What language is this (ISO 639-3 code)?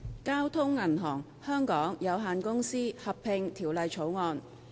yue